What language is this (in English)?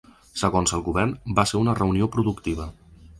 Catalan